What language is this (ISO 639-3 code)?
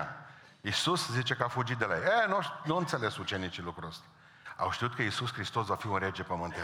ron